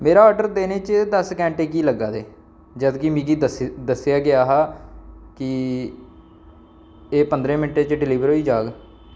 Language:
Dogri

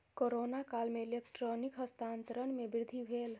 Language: Maithili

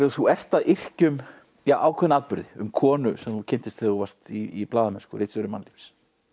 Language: Icelandic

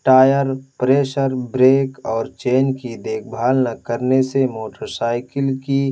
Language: Urdu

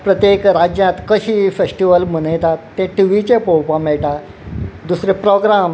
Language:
Konkani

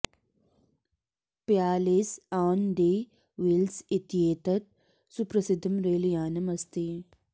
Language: Sanskrit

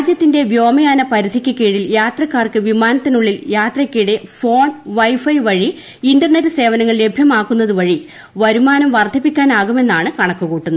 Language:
Malayalam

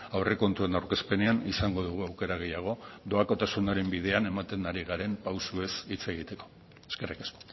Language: Basque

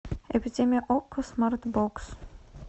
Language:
Russian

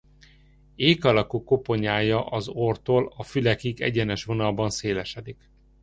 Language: Hungarian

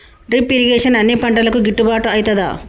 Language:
Telugu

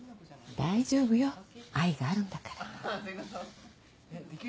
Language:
Japanese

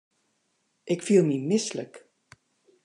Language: Western Frisian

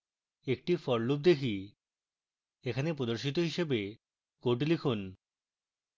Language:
Bangla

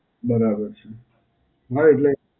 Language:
Gujarati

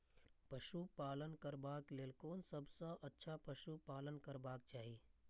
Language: Maithili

